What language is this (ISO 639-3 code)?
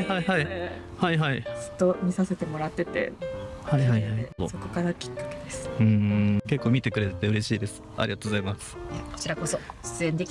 jpn